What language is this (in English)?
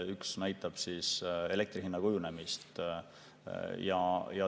Estonian